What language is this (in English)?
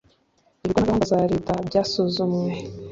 Kinyarwanda